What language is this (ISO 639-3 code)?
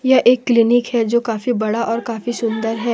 hin